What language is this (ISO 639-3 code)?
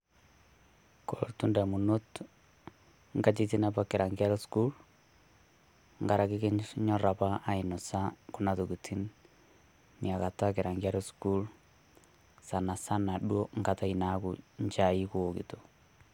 mas